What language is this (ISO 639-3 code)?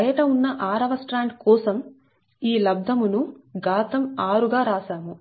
tel